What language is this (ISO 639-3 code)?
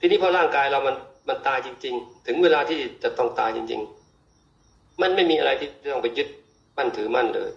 tha